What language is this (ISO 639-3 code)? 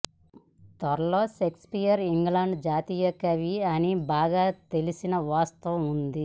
tel